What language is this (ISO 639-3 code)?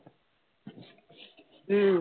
tam